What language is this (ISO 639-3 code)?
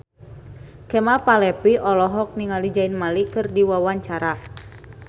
sun